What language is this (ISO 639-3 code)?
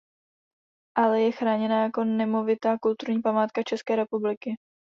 ces